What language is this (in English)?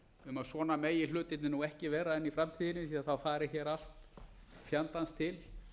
Icelandic